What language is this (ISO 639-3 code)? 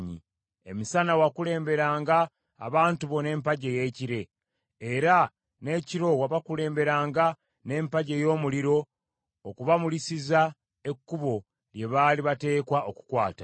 lug